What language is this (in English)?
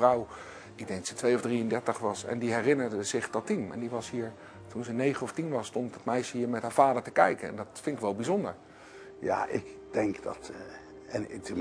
Dutch